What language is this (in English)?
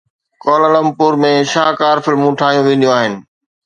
Sindhi